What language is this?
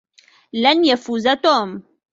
Arabic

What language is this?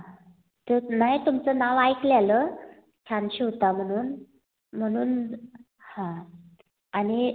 Marathi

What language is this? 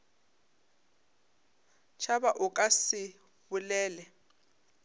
Northern Sotho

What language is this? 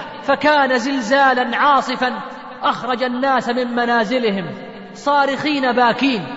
Arabic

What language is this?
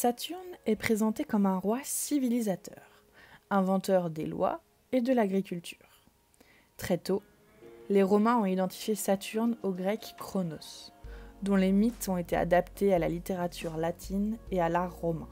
French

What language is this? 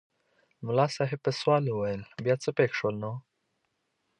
Pashto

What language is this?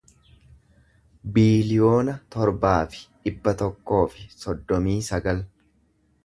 Oromo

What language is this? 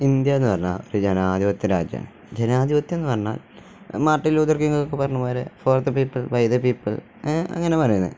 Malayalam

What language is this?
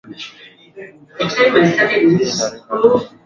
Swahili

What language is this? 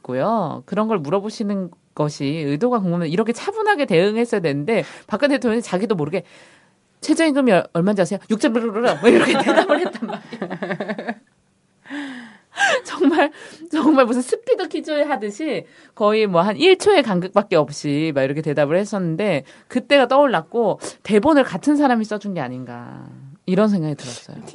Korean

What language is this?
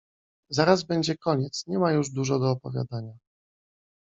Polish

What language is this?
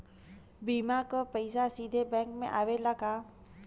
Bhojpuri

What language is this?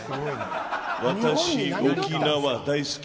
Japanese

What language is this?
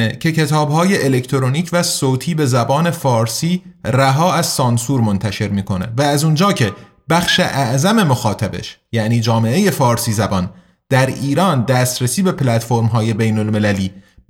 Persian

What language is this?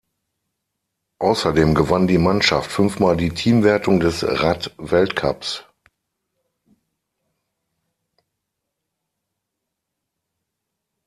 German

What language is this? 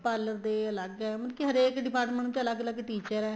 Punjabi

